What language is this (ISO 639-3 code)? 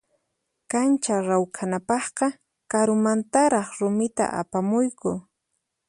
qxp